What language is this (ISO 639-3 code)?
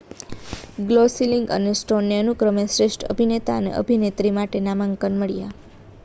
guj